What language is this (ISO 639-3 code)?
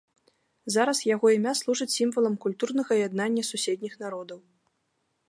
bel